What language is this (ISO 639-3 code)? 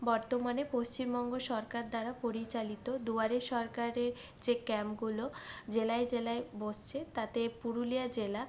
ben